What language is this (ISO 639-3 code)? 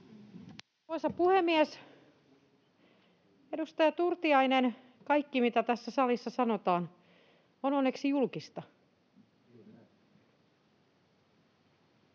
fin